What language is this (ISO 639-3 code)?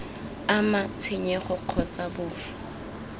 tsn